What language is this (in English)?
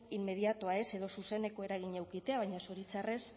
Basque